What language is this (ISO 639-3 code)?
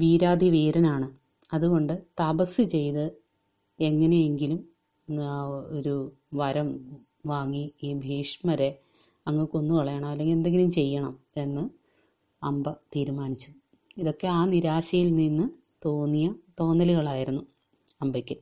mal